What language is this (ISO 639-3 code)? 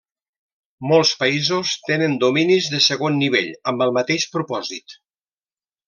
cat